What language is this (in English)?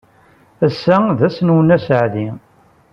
Kabyle